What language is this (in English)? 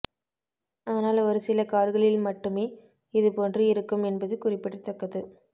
Tamil